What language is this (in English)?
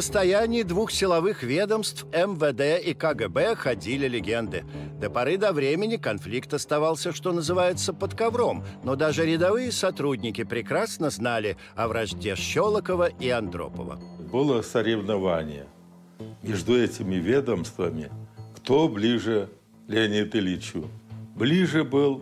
Russian